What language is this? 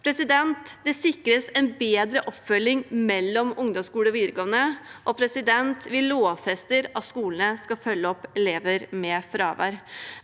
Norwegian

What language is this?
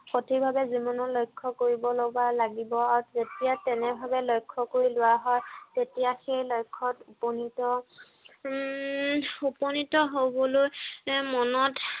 Assamese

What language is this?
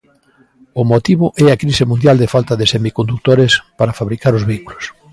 Galician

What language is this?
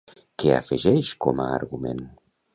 Catalan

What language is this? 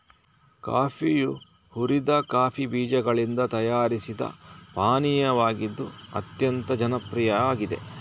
Kannada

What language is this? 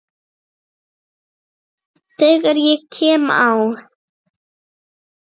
Icelandic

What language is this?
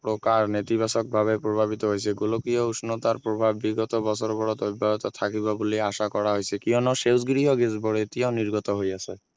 Assamese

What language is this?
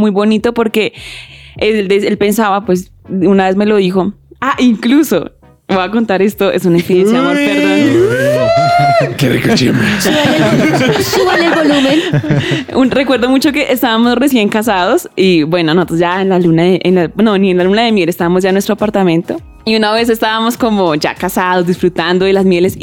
Spanish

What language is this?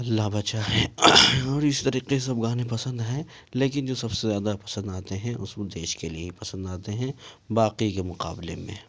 Urdu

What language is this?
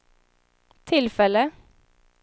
Swedish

